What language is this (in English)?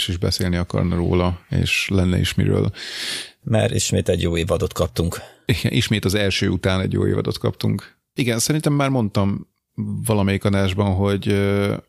Hungarian